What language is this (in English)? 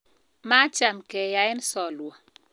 Kalenjin